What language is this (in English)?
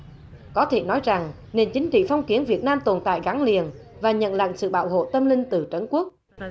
Vietnamese